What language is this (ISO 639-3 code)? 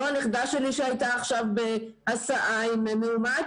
heb